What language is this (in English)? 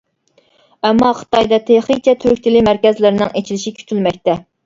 Uyghur